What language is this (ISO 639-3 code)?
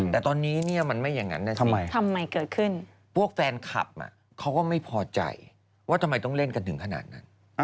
tha